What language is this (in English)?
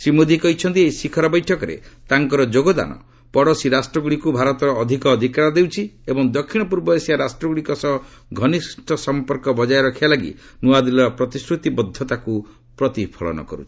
Odia